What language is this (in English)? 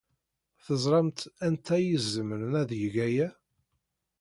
Kabyle